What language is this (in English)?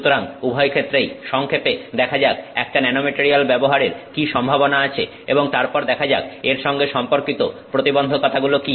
Bangla